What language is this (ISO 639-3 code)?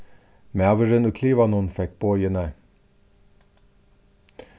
fao